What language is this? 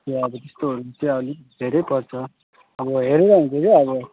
Nepali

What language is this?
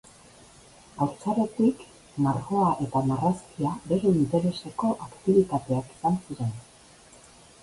Basque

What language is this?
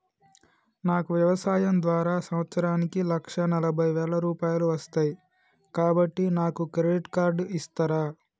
Telugu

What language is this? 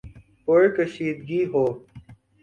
Urdu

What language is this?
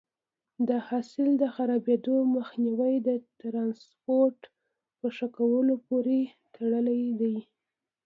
Pashto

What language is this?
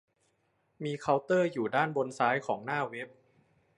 Thai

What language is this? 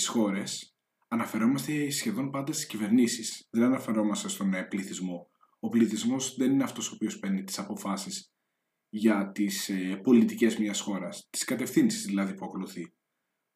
Greek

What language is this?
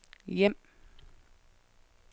Danish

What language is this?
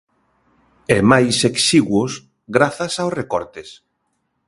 Galician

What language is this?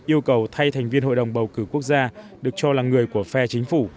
Vietnamese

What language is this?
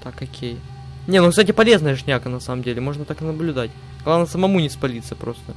Russian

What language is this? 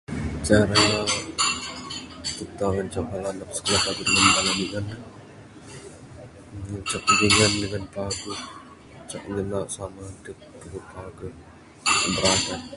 Bukar-Sadung Bidayuh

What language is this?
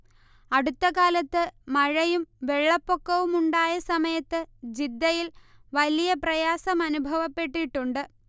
Malayalam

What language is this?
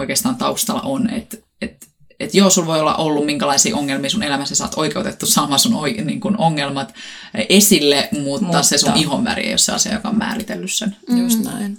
Finnish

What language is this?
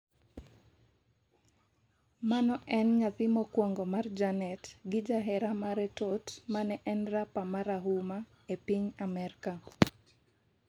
Luo (Kenya and Tanzania)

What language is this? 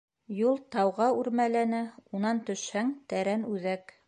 Bashkir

